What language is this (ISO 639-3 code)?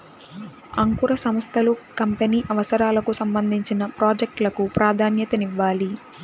tel